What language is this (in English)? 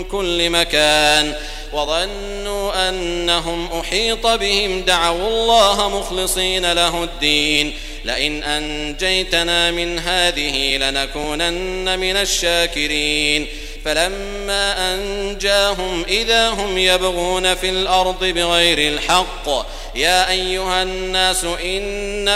Arabic